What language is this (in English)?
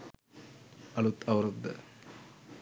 Sinhala